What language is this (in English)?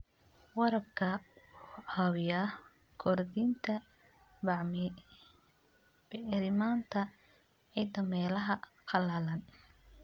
Somali